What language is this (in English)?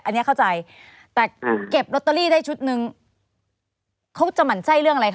Thai